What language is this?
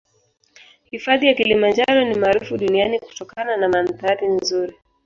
Swahili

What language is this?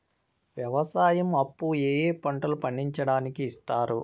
Telugu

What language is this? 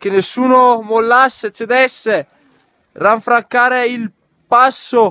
Italian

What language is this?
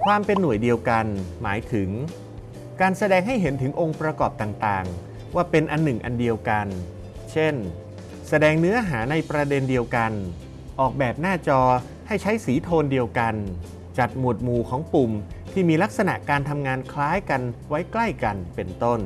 Thai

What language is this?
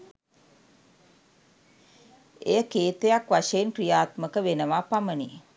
Sinhala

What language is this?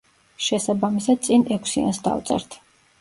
Georgian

